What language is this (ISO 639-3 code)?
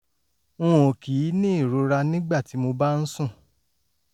yor